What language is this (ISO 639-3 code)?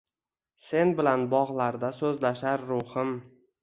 uzb